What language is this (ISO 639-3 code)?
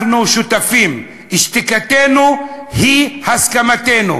heb